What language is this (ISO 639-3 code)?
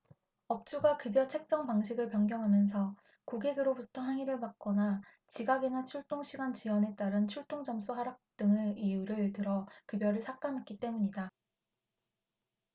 kor